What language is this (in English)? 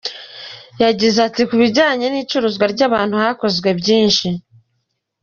Kinyarwanda